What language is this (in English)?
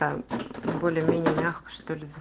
Russian